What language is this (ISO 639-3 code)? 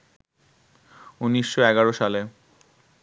ben